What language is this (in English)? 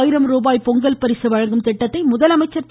Tamil